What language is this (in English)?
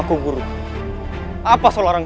Indonesian